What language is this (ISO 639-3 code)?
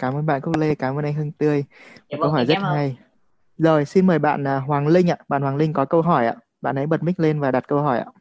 vie